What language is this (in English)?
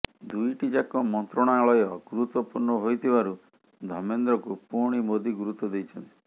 Odia